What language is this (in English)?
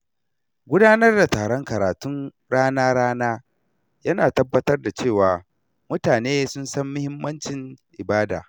Hausa